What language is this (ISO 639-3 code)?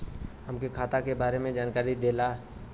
bho